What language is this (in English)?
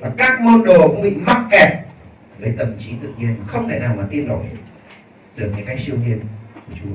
Vietnamese